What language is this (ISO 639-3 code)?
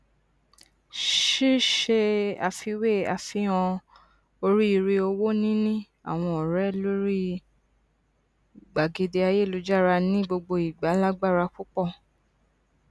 yor